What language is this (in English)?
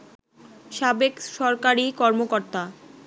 Bangla